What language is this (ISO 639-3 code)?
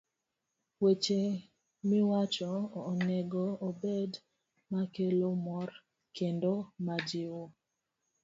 luo